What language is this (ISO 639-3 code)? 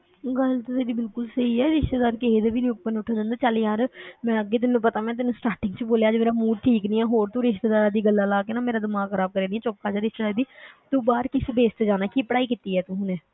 pan